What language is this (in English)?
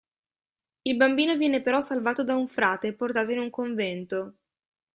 Italian